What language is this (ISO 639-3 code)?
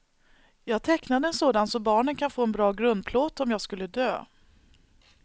swe